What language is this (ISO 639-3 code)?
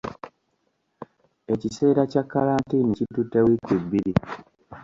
lug